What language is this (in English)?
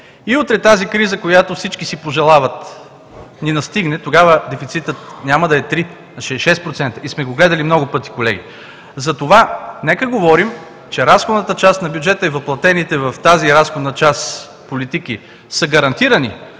Bulgarian